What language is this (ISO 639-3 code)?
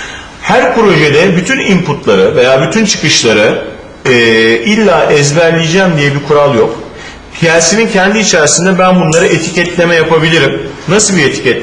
tur